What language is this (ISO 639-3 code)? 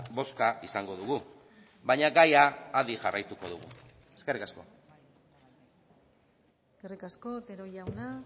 eus